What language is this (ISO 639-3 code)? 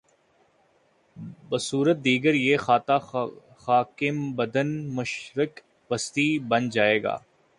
urd